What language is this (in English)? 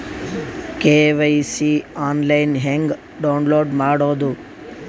Kannada